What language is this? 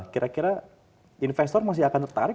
Indonesian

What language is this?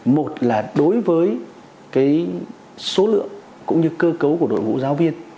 Vietnamese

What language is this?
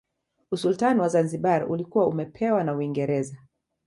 Swahili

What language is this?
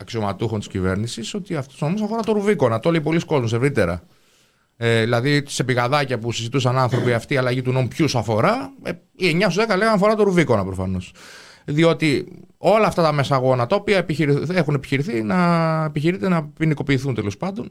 Greek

